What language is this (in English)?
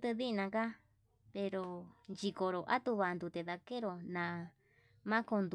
Yutanduchi Mixtec